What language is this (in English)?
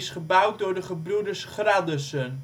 Dutch